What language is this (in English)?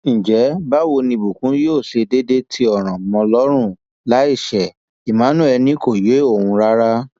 Yoruba